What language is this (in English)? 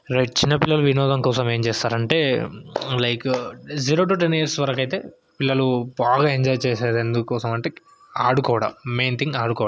Telugu